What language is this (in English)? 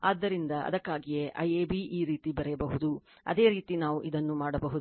Kannada